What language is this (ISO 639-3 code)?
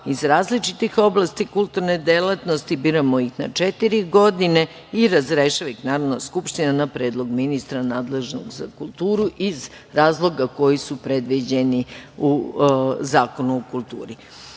srp